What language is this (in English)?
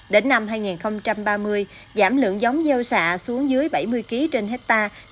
Vietnamese